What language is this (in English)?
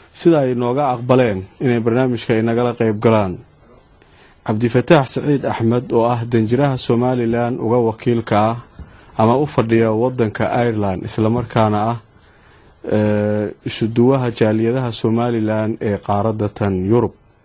Arabic